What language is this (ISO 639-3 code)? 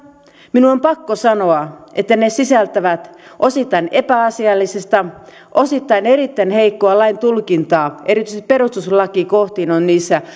fin